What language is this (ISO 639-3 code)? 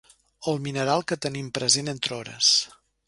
cat